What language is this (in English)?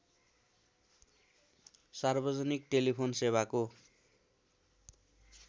Nepali